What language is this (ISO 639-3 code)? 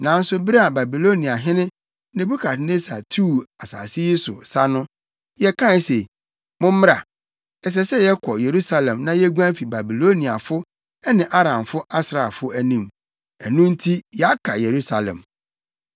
aka